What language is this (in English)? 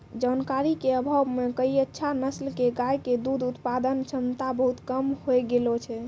Maithili